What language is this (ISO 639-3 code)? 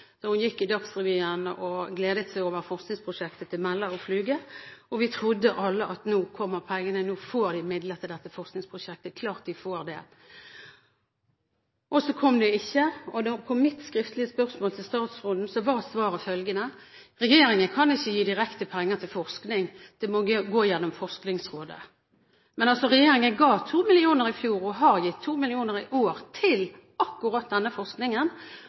nob